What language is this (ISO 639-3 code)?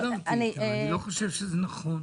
heb